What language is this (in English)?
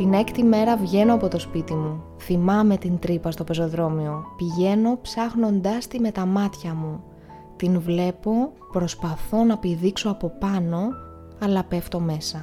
Greek